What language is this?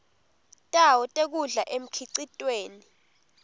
Swati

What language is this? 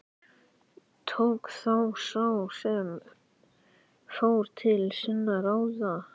Icelandic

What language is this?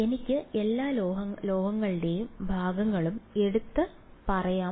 Malayalam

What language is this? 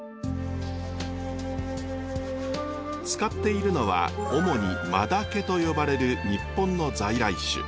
Japanese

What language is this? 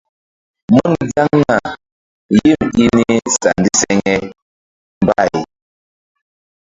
Mbum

